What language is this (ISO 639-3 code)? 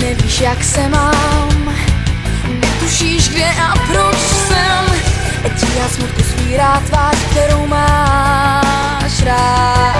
slk